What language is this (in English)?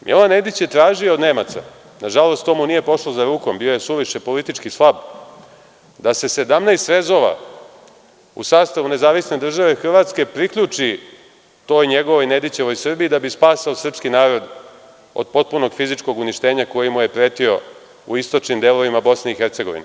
Serbian